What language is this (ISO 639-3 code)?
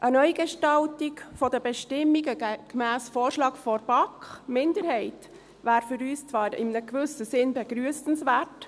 gsw